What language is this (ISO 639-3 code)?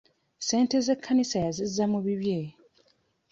lug